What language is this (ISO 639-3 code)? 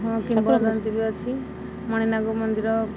ori